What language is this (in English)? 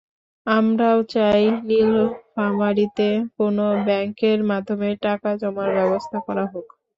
Bangla